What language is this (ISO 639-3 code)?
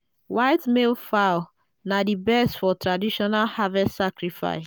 pcm